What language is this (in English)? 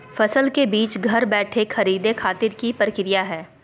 Magahi